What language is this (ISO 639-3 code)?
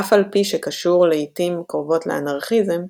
heb